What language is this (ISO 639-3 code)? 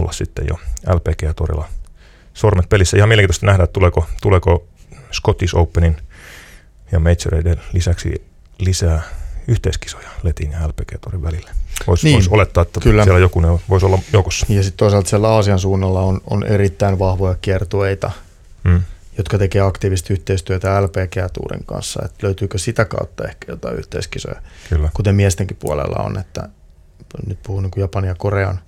fin